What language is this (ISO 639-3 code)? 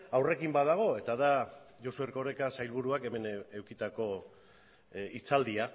eus